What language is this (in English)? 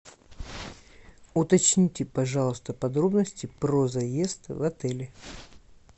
Russian